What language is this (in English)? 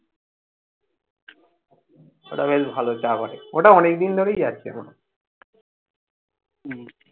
Bangla